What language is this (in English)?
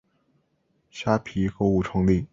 Chinese